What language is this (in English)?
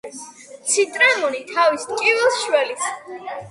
Georgian